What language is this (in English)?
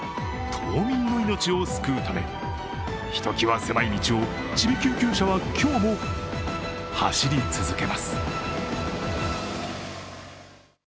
Japanese